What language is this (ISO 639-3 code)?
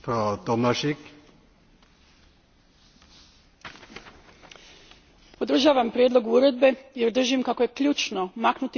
hrv